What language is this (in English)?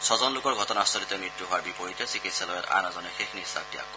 Assamese